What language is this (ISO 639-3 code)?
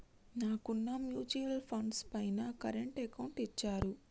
tel